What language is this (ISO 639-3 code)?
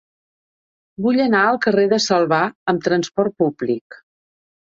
cat